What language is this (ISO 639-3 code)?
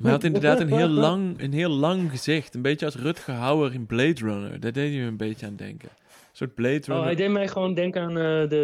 nld